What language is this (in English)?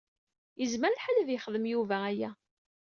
Kabyle